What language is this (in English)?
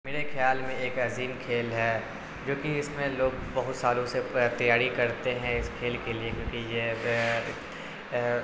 Urdu